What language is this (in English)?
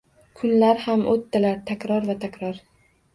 Uzbek